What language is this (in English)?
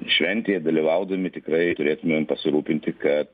Lithuanian